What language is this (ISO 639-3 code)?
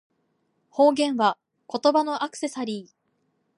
jpn